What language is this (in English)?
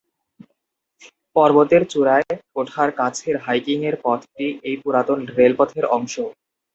Bangla